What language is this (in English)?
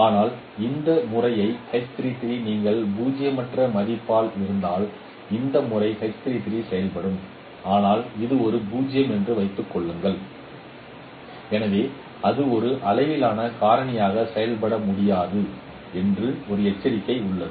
Tamil